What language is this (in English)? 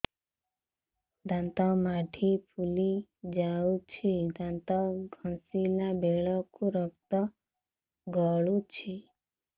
Odia